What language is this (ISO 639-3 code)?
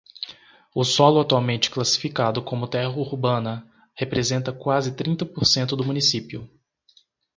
por